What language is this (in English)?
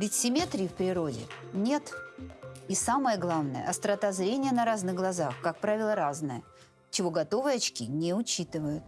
Russian